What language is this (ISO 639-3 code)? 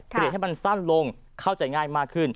tha